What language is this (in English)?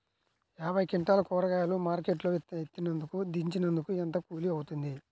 Telugu